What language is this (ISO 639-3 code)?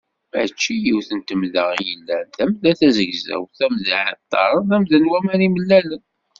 kab